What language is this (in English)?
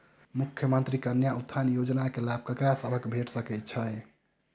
Maithili